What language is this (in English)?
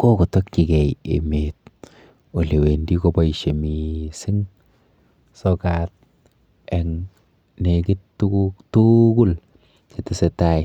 Kalenjin